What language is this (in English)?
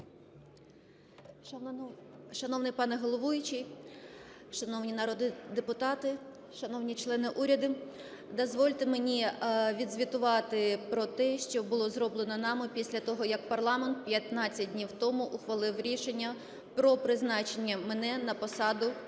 Ukrainian